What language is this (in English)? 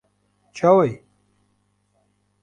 Kurdish